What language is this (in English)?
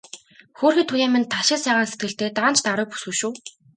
Mongolian